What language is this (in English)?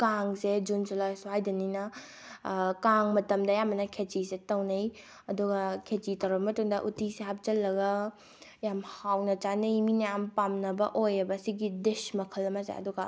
Manipuri